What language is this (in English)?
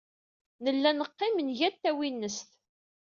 Kabyle